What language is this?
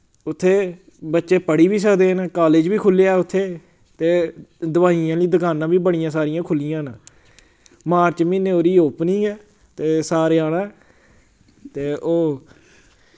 Dogri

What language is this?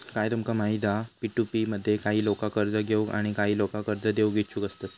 Marathi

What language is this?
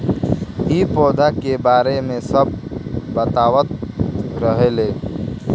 Bhojpuri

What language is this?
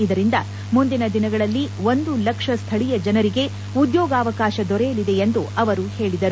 Kannada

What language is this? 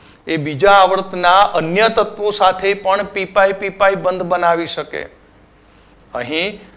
Gujarati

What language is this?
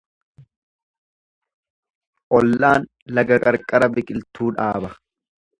Oromo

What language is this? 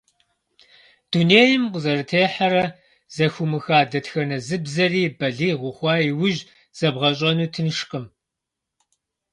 Kabardian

